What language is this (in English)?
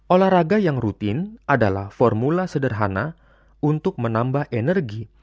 Indonesian